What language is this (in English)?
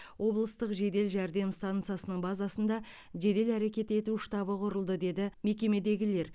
Kazakh